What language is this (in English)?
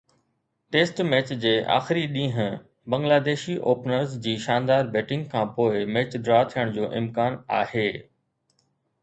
Sindhi